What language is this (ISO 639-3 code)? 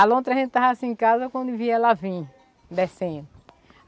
por